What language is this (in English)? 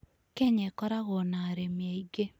Kikuyu